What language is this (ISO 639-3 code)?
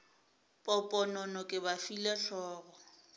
nso